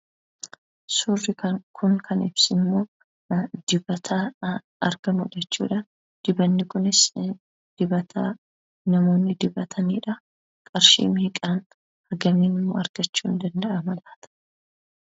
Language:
Oromo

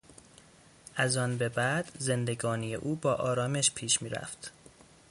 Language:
Persian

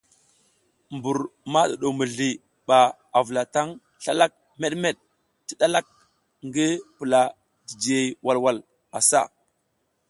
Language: South Giziga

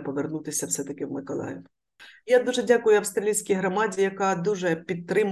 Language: Ukrainian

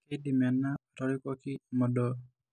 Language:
Masai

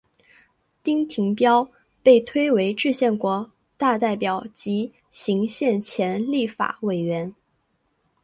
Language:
Chinese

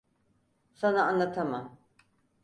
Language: Turkish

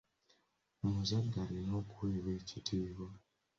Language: Ganda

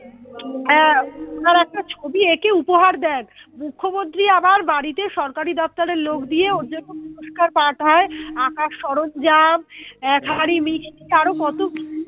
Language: Bangla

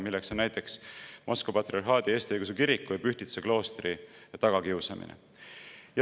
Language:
Estonian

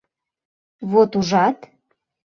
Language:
Mari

